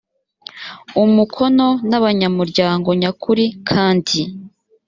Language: Kinyarwanda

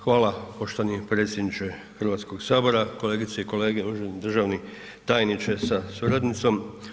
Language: Croatian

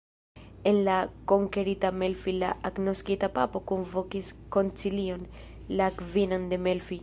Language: Esperanto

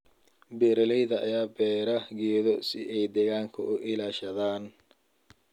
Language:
Somali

